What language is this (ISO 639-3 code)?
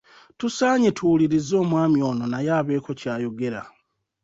lug